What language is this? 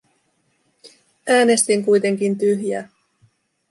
Finnish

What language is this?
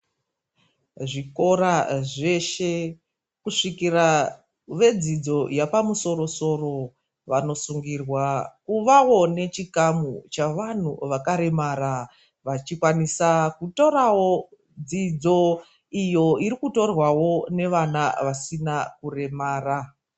Ndau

